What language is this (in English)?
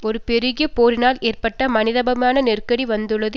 Tamil